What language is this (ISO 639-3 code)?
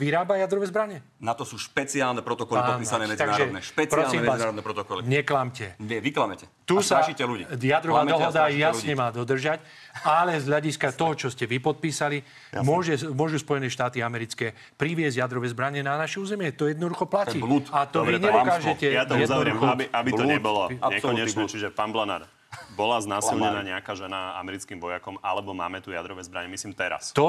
slk